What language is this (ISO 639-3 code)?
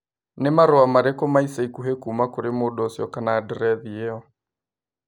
kik